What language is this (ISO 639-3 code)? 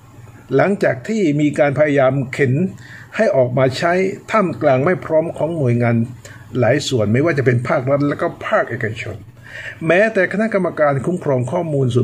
tha